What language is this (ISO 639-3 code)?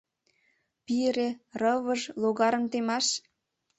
chm